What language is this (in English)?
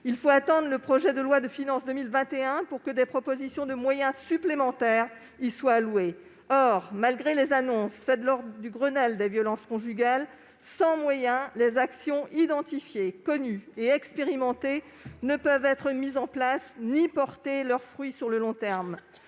French